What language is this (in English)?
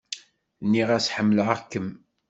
Kabyle